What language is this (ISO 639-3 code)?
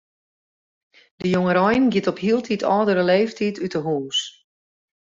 fry